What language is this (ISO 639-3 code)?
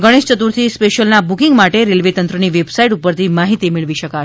guj